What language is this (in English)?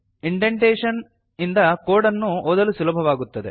Kannada